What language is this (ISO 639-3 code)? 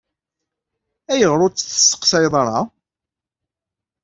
kab